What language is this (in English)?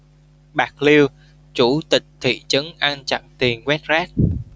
Vietnamese